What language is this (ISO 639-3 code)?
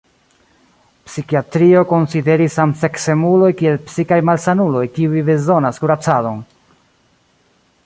epo